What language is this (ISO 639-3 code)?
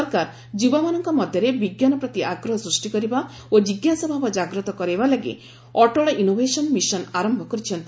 ori